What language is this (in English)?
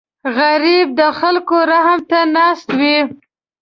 Pashto